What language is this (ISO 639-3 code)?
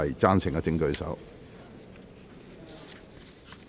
yue